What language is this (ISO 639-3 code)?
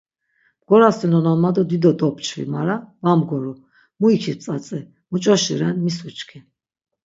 lzz